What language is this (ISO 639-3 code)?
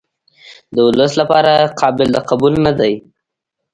pus